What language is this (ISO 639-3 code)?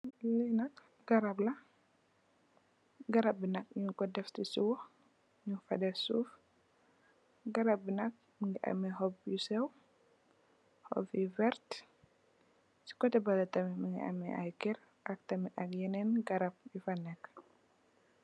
wol